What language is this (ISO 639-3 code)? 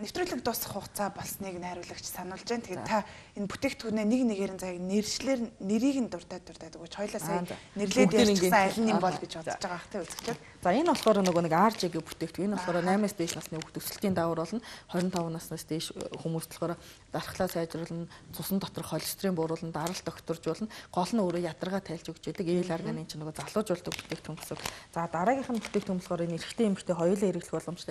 ara